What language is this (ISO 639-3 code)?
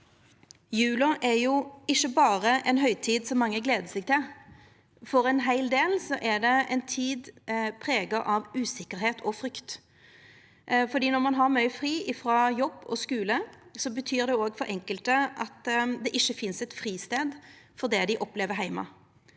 nor